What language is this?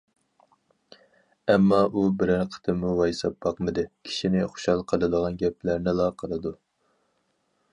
Uyghur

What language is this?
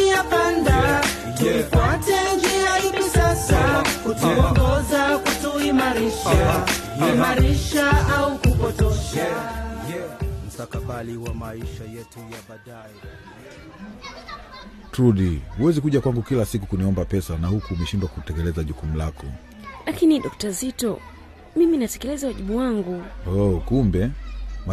Swahili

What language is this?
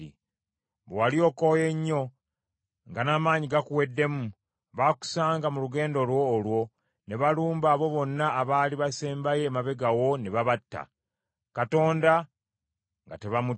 Ganda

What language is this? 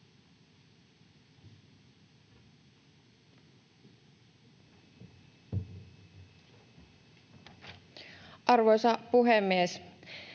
Finnish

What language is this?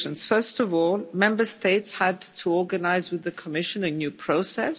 English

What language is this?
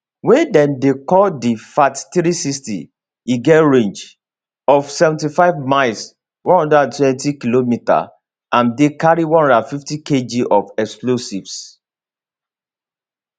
Nigerian Pidgin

